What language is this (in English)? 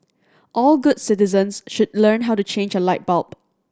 English